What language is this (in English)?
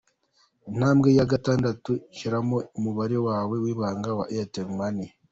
Kinyarwanda